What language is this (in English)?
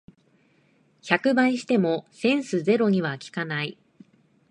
Japanese